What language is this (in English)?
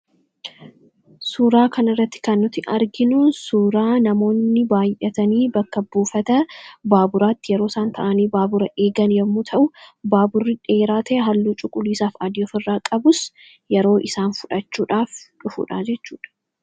Oromo